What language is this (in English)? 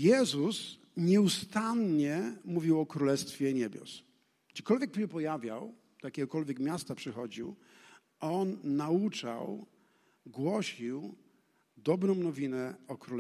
Polish